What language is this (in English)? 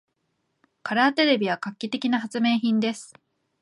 Japanese